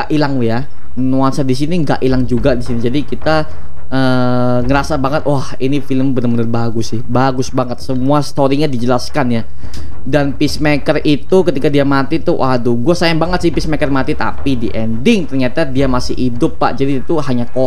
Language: Indonesian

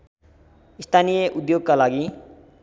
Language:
Nepali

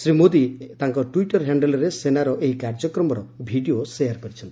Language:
Odia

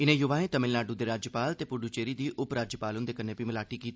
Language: Dogri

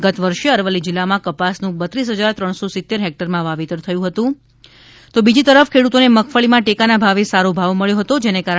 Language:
Gujarati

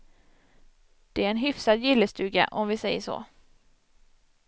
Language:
Swedish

